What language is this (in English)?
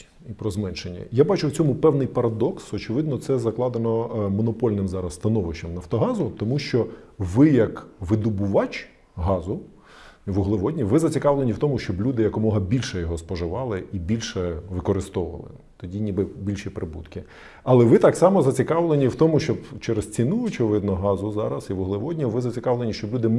Ukrainian